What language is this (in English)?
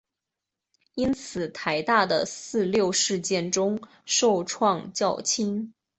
Chinese